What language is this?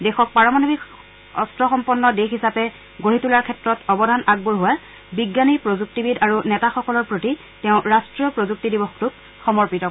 Assamese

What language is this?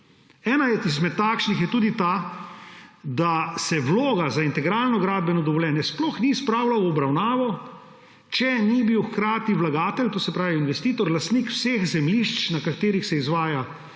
Slovenian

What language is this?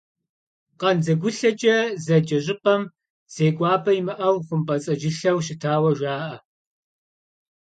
Kabardian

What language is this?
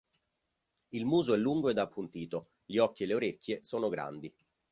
Italian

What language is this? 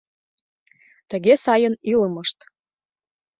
Mari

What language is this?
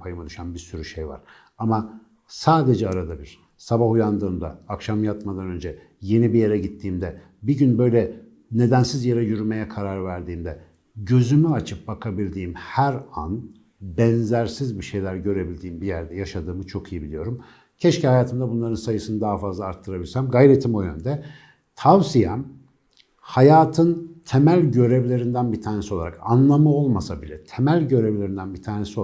Turkish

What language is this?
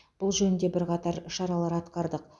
Kazakh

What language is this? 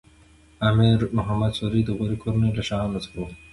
Pashto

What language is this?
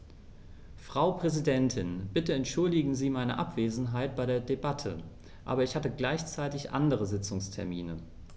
German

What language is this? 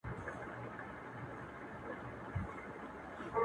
Pashto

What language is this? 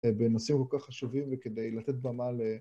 Hebrew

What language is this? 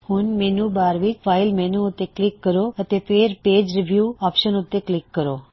Punjabi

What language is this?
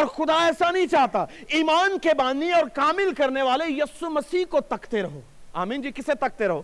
Urdu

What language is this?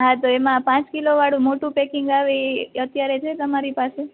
Gujarati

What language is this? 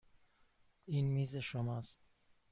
Persian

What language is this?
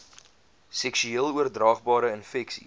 Afrikaans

